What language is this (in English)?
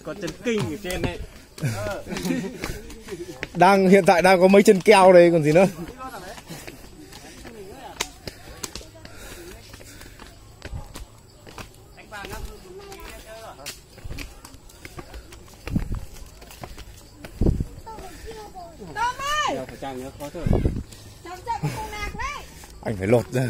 Vietnamese